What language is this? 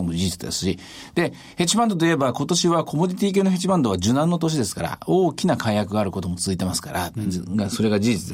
Japanese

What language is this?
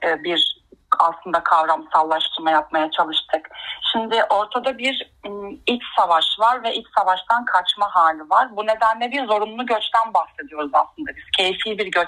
Turkish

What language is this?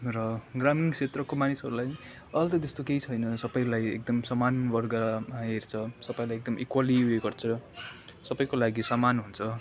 Nepali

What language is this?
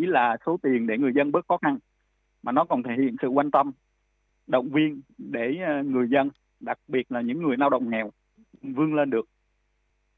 Vietnamese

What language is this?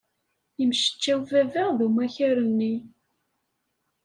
Kabyle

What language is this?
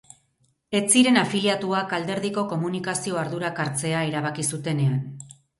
Basque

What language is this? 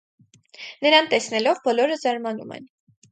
Armenian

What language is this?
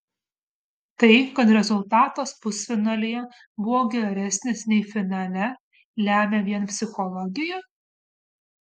Lithuanian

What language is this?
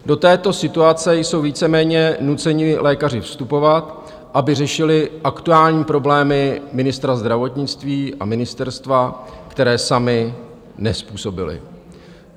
Czech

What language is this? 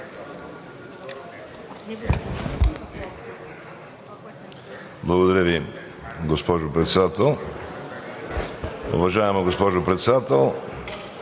Bulgarian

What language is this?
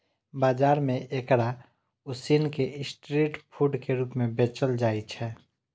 Maithili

